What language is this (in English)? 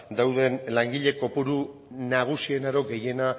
Basque